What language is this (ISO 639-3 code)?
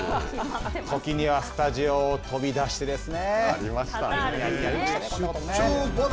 jpn